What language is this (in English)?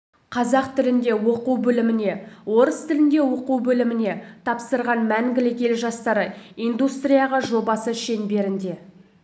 Kazakh